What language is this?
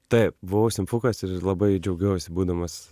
Lithuanian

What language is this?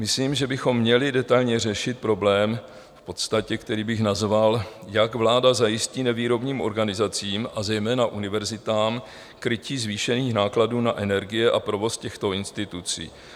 Czech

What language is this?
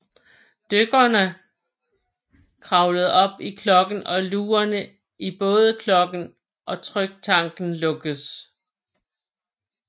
Danish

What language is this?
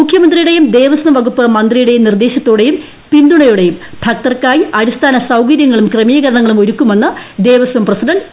Malayalam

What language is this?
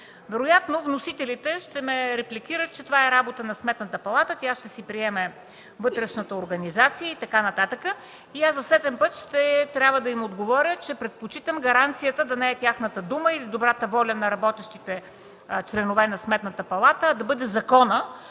Bulgarian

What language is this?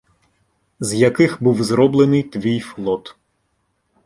Ukrainian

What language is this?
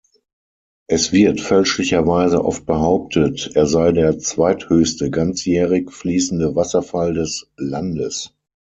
German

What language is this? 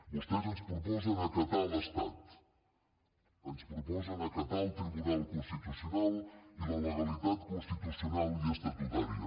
Catalan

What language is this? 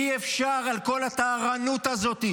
Hebrew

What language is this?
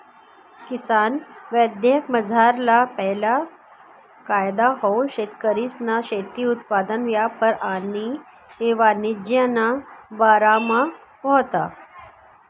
Marathi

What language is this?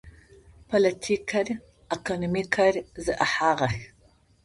Adyghe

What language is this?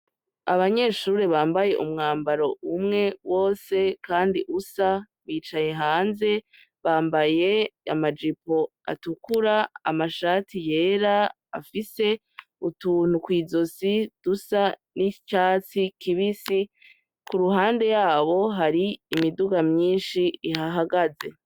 Rundi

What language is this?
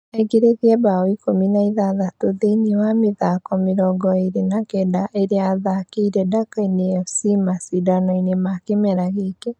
Kikuyu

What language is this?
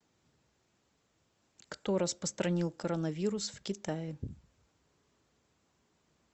Russian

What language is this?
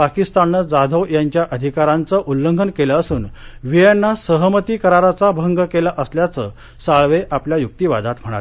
Marathi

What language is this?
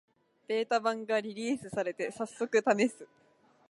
Japanese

